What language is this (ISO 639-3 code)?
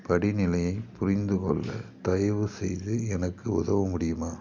tam